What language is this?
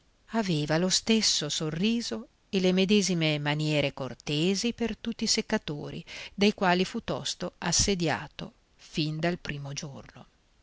Italian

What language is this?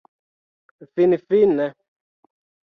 Esperanto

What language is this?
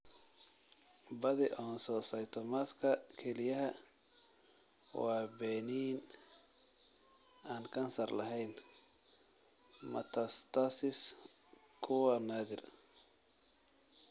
Somali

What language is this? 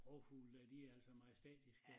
Danish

